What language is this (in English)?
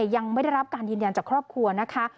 Thai